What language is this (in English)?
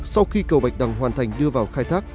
Vietnamese